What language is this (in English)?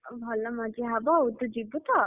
Odia